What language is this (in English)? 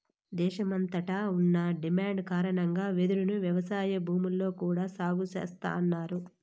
Telugu